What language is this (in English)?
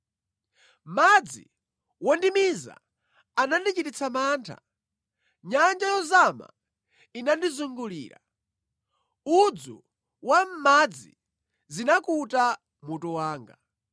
Nyanja